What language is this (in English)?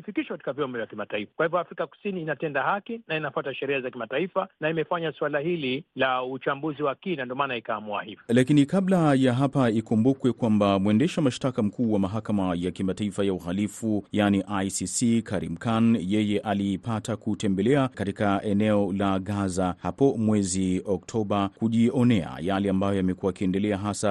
Swahili